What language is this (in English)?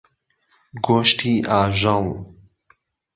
Central Kurdish